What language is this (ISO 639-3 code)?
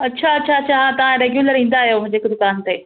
snd